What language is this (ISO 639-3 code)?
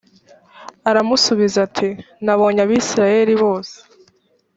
kin